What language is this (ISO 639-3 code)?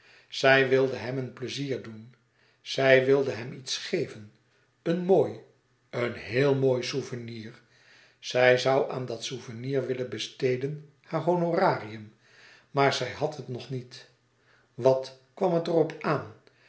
nld